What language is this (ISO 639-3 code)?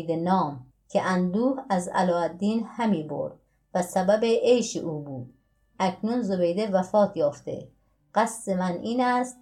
fas